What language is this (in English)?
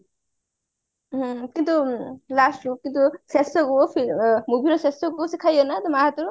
Odia